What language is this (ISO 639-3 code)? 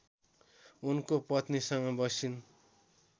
nep